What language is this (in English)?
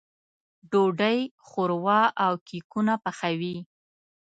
Pashto